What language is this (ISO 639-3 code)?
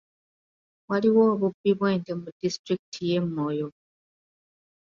lug